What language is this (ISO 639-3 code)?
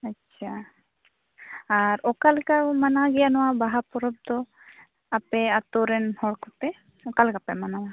sat